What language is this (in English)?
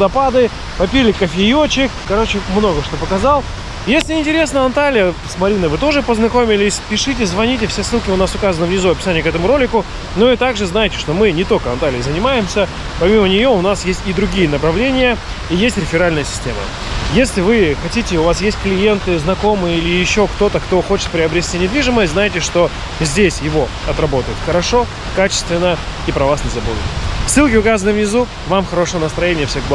Russian